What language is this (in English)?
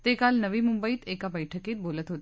Marathi